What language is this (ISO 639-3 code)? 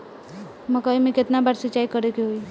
bho